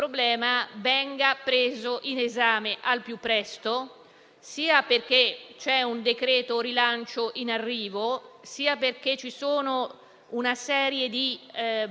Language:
Italian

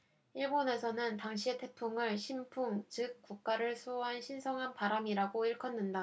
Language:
Korean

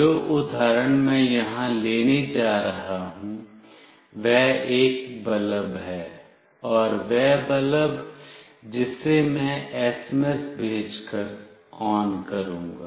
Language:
Hindi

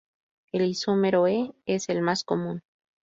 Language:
Spanish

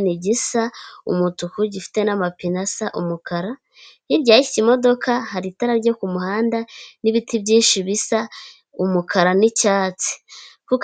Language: Kinyarwanda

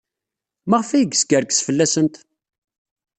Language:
Kabyle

